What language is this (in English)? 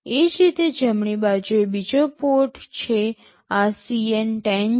Gujarati